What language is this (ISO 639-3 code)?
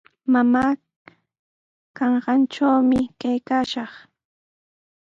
qws